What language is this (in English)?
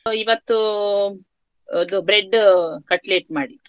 Kannada